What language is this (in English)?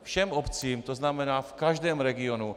Czech